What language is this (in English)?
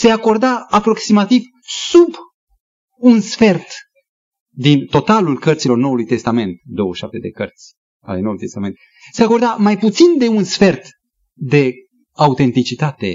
Romanian